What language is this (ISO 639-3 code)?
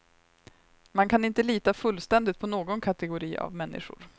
swe